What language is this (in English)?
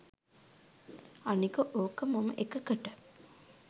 Sinhala